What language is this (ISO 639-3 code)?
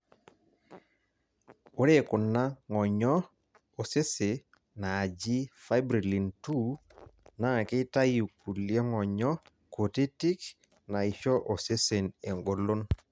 mas